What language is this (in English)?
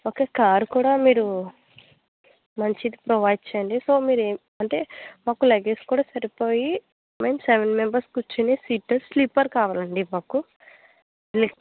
Telugu